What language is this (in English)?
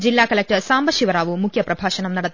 Malayalam